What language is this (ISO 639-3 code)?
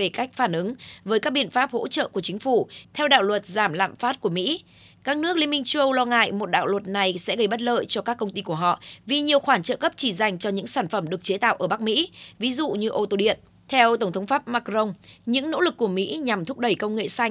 vie